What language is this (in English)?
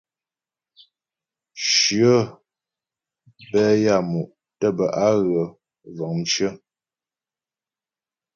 Ghomala